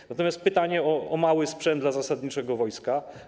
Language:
Polish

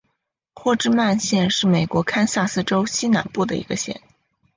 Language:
Chinese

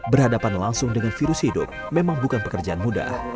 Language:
Indonesian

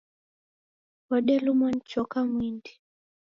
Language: Taita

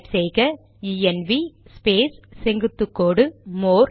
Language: Tamil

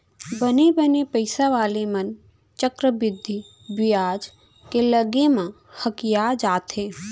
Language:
Chhattisgarhi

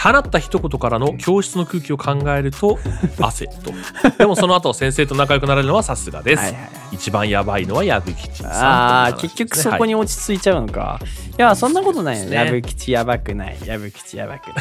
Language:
Japanese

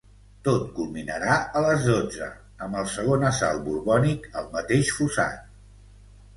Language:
Catalan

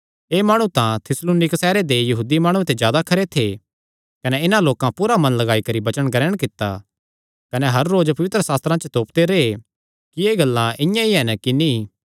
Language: Kangri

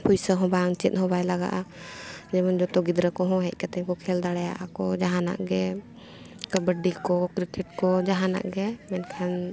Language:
Santali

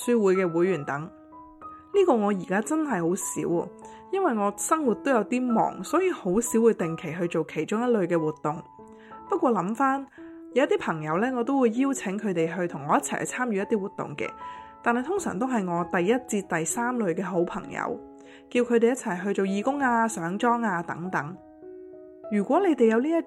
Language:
Chinese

